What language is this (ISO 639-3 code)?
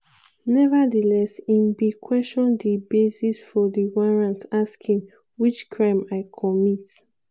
pcm